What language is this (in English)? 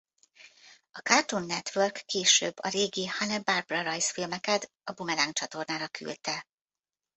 Hungarian